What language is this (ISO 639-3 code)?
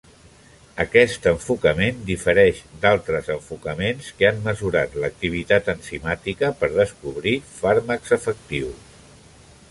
cat